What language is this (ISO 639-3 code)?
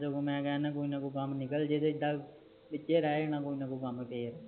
pan